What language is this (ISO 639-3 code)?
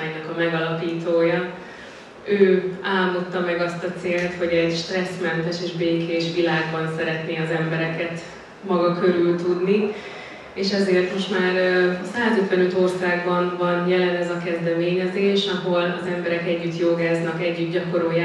hun